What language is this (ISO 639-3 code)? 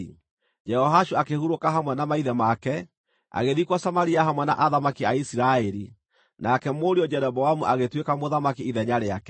kik